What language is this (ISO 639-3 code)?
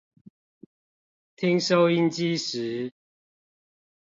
zho